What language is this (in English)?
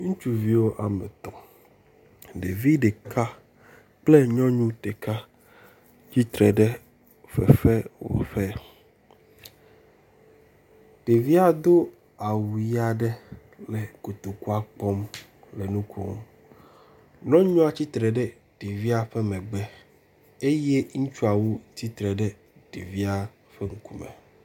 Ewe